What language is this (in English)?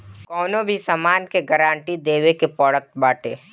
Bhojpuri